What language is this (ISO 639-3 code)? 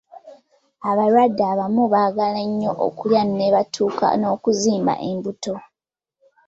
lug